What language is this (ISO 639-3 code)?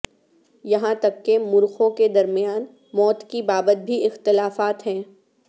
urd